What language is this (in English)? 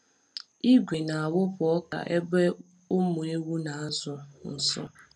Igbo